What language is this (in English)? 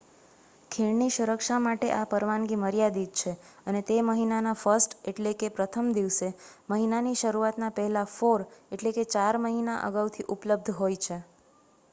Gujarati